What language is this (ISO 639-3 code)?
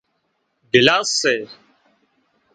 kxp